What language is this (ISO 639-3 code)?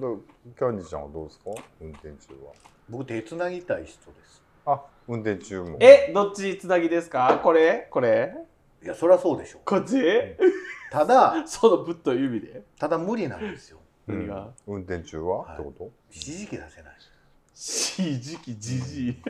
jpn